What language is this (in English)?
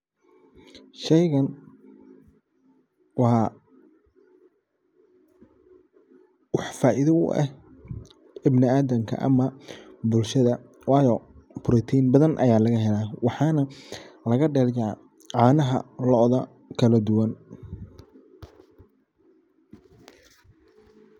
Somali